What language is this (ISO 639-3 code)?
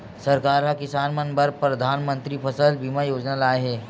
hne